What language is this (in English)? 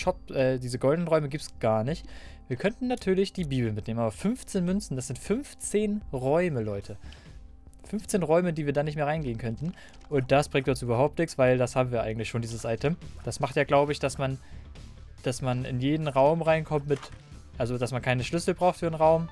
German